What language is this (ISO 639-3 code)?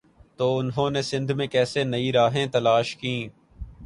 urd